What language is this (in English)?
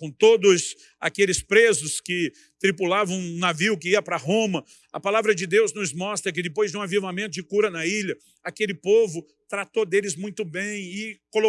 Portuguese